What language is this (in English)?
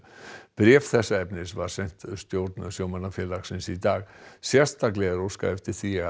Icelandic